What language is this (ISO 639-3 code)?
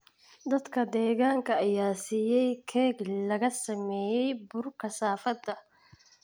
som